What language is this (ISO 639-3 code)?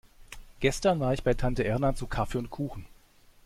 deu